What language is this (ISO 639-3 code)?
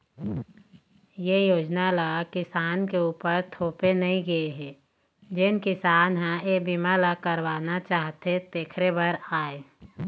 hne